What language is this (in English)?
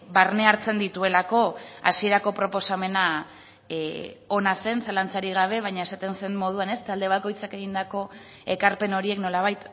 Basque